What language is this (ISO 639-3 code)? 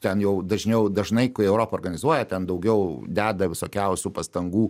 lit